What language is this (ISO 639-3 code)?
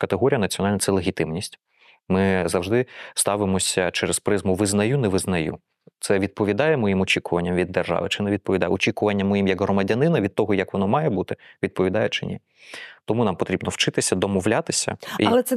ukr